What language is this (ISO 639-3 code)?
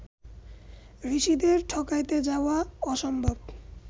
ben